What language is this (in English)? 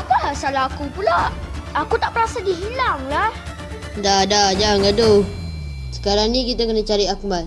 Malay